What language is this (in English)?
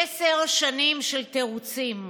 Hebrew